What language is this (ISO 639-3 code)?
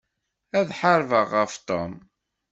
kab